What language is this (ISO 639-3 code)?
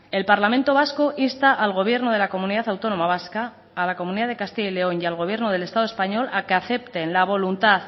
spa